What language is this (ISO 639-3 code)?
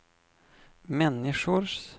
swe